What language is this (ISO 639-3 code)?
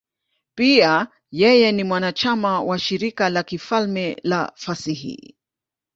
swa